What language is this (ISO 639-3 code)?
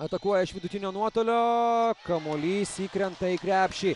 lit